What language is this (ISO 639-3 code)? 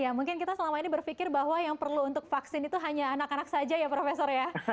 ind